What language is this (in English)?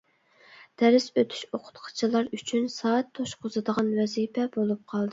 Uyghur